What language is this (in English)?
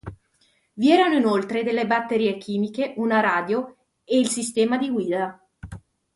Italian